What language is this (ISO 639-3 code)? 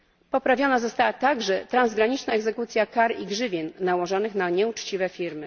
pol